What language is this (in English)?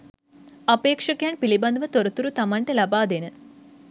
Sinhala